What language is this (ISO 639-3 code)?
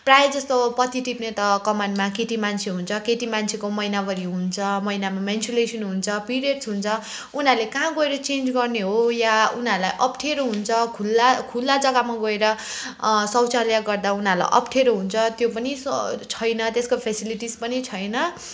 nep